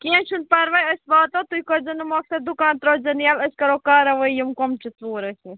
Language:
Kashmiri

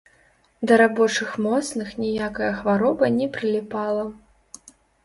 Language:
Belarusian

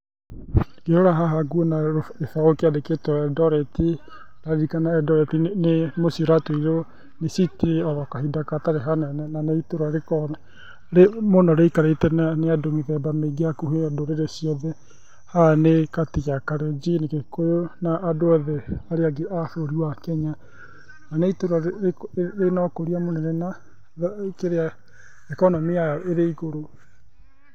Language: Kikuyu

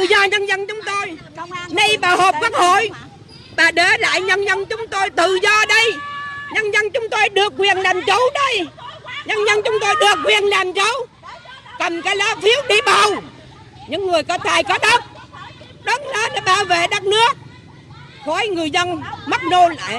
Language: Vietnamese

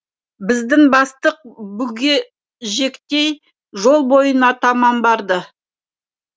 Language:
Kazakh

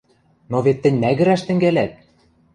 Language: Western Mari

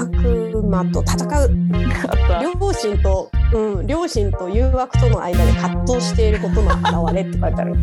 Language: Japanese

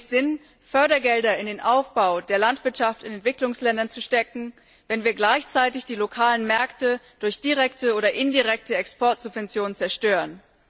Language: German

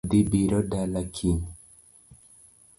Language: Luo (Kenya and Tanzania)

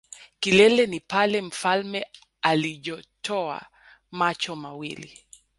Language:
Swahili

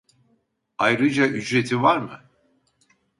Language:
Turkish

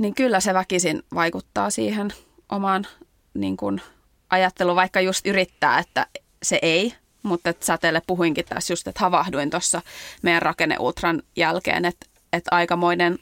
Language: Finnish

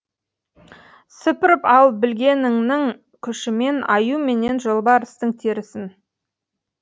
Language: Kazakh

